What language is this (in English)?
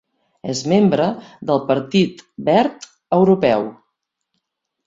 Catalan